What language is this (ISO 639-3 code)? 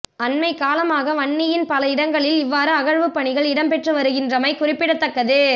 tam